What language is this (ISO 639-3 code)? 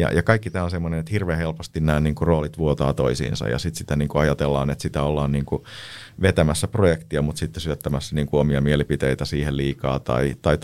fin